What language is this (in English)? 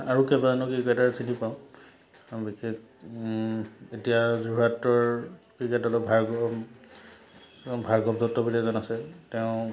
Assamese